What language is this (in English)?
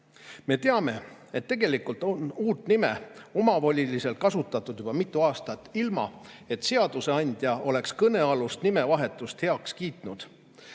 Estonian